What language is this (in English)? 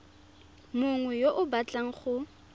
Tswana